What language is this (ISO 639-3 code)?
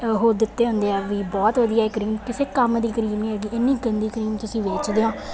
pan